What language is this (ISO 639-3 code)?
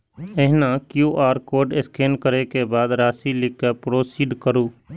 mai